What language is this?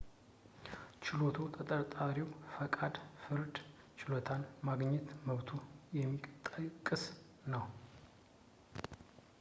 Amharic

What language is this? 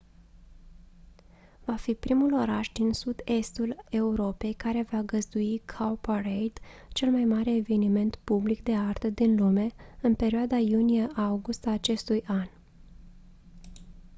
Romanian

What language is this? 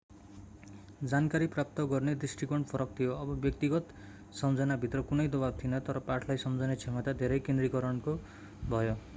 Nepali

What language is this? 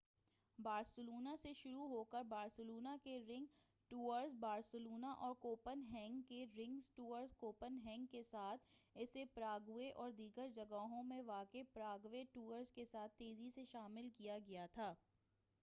Urdu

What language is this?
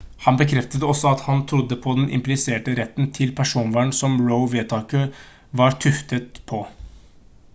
Norwegian Bokmål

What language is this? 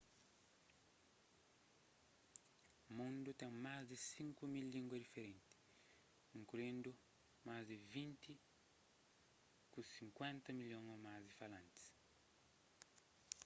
Kabuverdianu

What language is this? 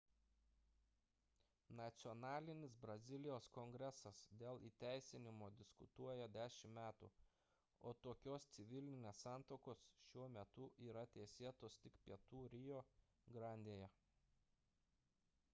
Lithuanian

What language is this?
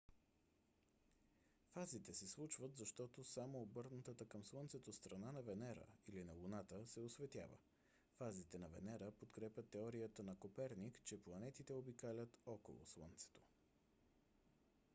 Bulgarian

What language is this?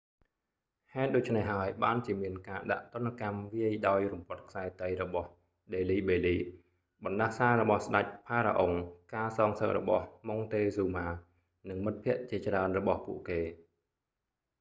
Khmer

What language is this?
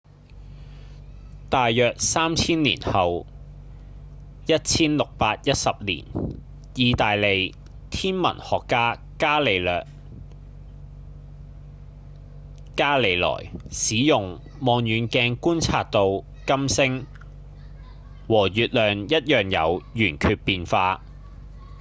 Cantonese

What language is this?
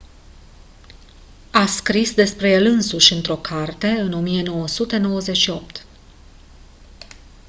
Romanian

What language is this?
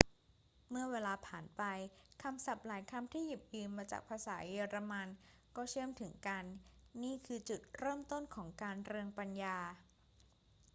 Thai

